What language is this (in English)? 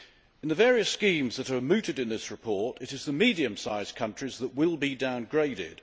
English